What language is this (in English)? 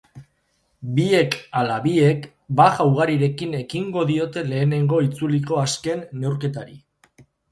Basque